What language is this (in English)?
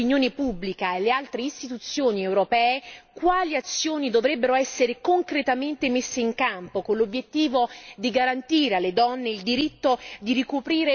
Italian